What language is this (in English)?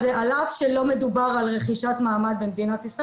Hebrew